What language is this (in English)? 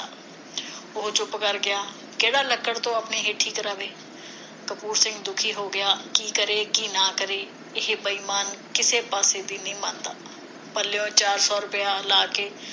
Punjabi